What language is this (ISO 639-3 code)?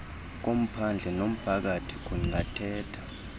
xho